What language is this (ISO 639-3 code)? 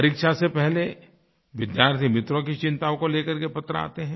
hin